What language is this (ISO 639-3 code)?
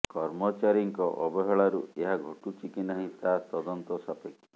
ori